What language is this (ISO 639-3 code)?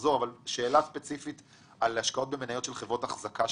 heb